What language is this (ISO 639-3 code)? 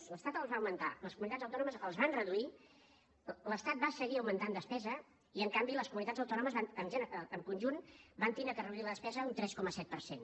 cat